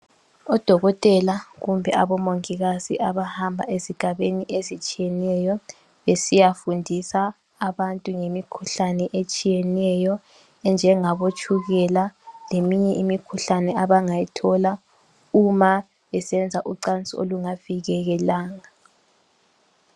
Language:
North Ndebele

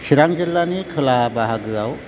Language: Bodo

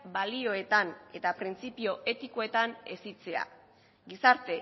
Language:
Basque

